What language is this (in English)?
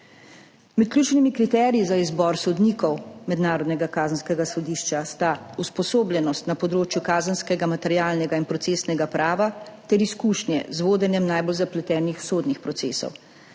Slovenian